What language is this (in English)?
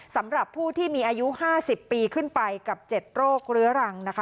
Thai